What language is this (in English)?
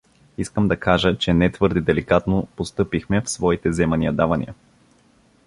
Bulgarian